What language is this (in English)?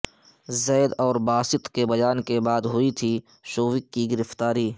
Urdu